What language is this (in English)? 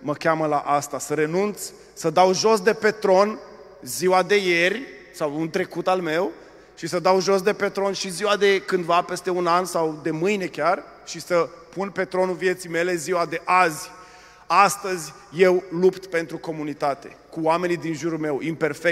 Romanian